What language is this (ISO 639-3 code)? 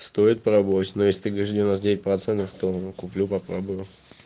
rus